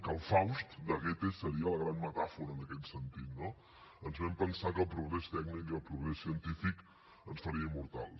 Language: Catalan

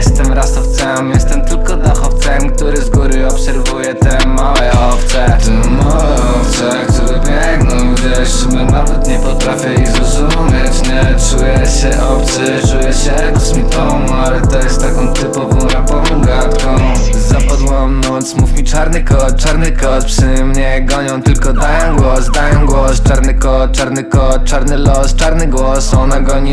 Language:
Polish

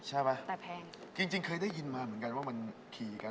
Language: Thai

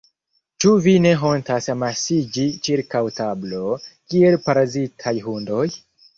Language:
Esperanto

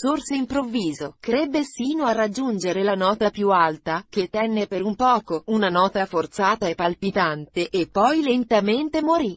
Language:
Italian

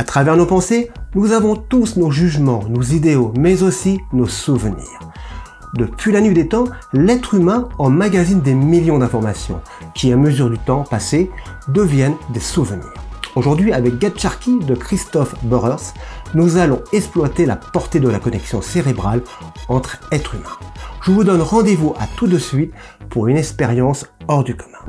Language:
French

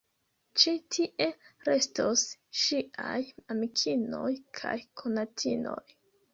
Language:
Esperanto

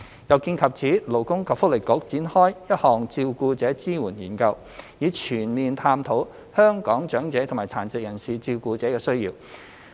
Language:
Cantonese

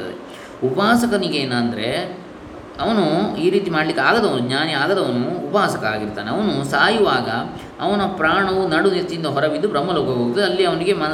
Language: Kannada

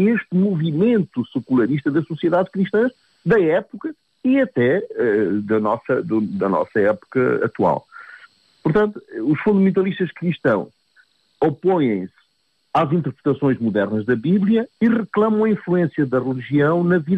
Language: Portuguese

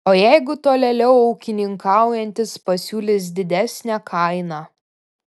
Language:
Lithuanian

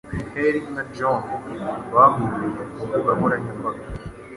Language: Kinyarwanda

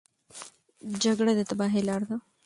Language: Pashto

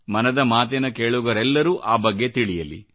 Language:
Kannada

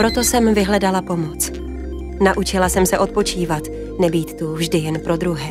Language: Czech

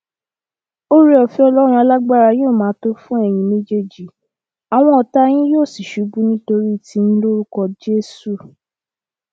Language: Yoruba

